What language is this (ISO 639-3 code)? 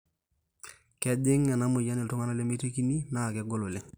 mas